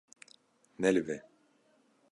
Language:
Kurdish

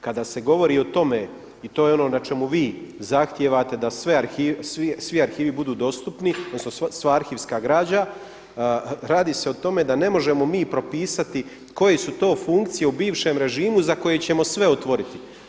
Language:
Croatian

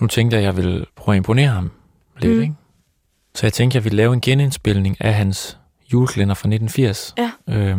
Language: Danish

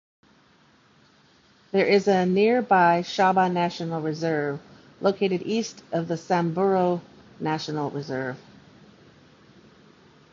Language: English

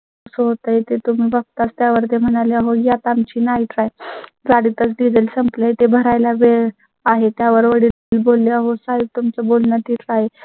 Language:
Marathi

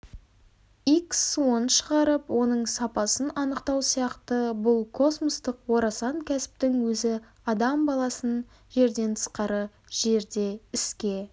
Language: Kazakh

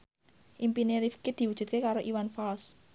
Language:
Javanese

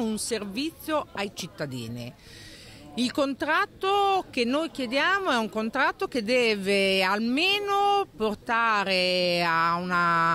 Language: Italian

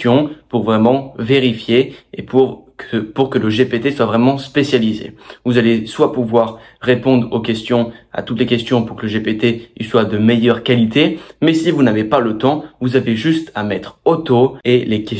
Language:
French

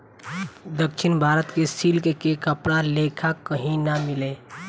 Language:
Bhojpuri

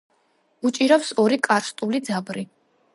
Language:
Georgian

